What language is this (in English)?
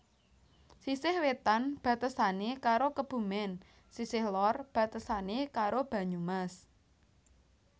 Javanese